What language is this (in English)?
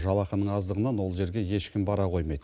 Kazakh